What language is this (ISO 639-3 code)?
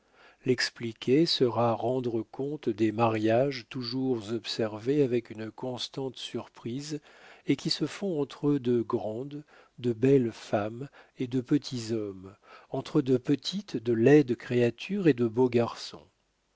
fra